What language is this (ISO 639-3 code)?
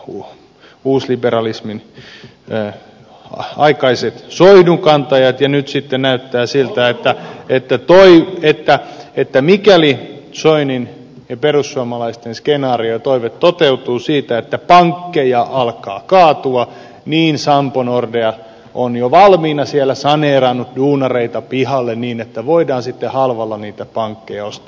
fin